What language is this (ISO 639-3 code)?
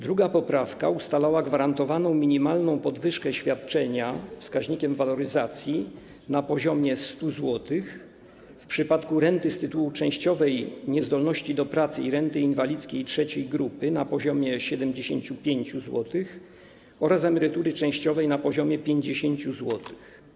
pol